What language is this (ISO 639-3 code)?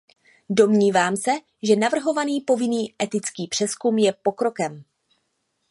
ces